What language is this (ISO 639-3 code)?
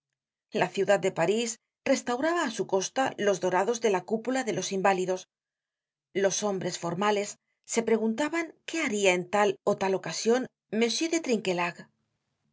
spa